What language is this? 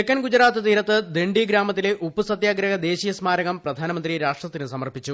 Malayalam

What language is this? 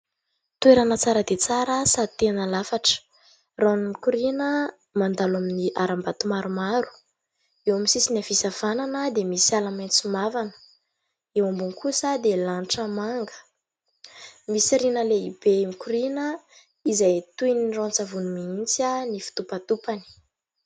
Malagasy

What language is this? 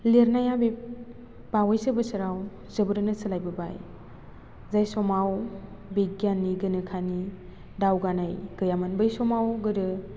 Bodo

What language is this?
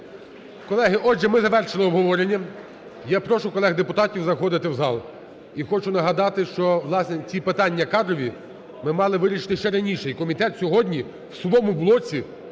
Ukrainian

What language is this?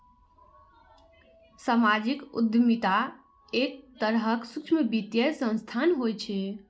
Maithili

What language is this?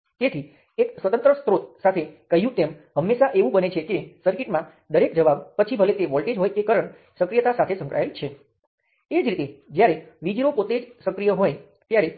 Gujarati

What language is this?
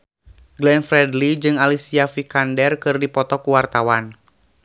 Sundanese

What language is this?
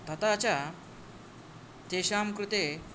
Sanskrit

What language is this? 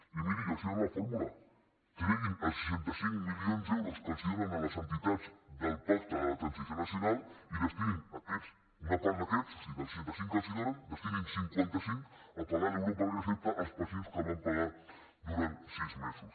Catalan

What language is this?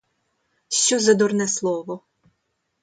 Ukrainian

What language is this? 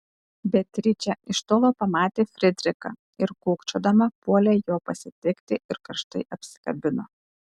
Lithuanian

